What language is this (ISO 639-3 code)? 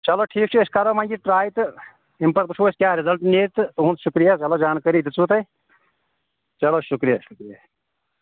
kas